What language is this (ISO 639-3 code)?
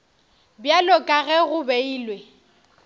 nso